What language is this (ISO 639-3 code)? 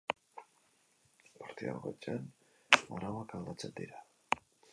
eus